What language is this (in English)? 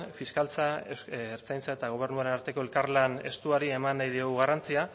Basque